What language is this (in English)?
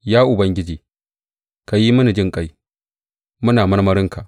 Hausa